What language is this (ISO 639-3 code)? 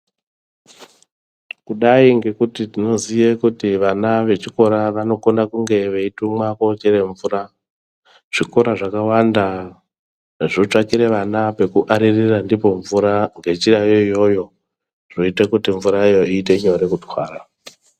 ndc